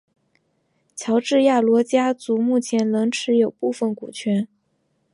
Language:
Chinese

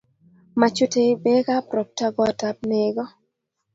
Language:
Kalenjin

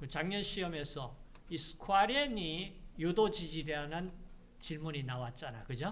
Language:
Korean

